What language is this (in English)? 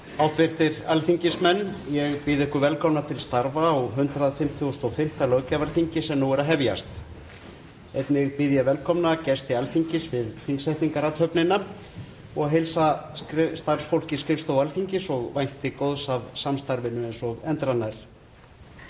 Icelandic